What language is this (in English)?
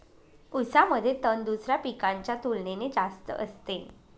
Marathi